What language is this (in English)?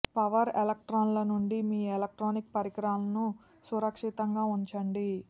Telugu